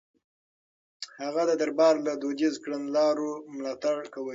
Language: Pashto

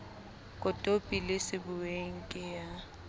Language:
Southern Sotho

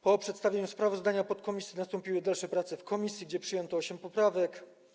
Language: Polish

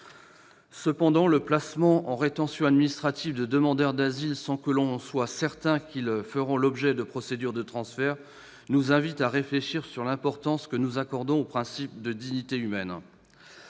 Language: French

